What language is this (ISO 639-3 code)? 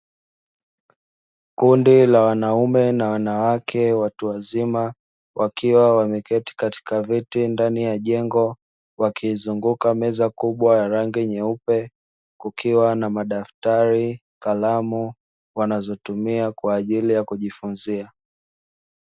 swa